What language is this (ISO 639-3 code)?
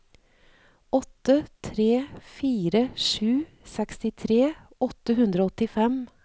nor